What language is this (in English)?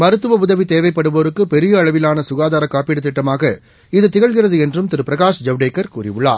Tamil